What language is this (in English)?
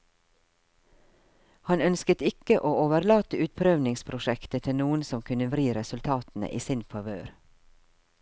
Norwegian